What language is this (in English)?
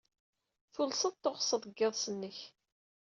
Kabyle